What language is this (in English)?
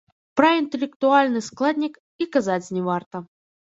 Belarusian